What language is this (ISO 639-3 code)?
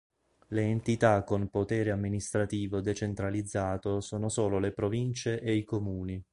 ita